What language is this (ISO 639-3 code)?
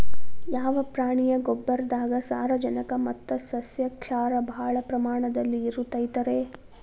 kan